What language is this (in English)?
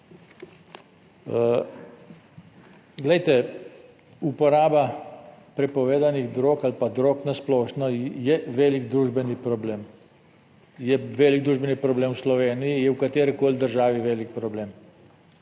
Slovenian